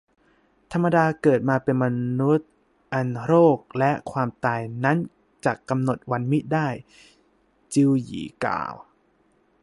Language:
Thai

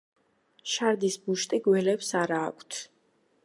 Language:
Georgian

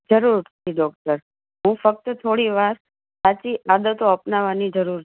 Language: Gujarati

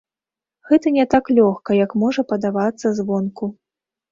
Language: Belarusian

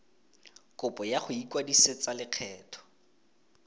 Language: Tswana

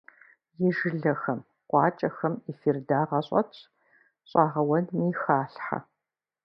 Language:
Kabardian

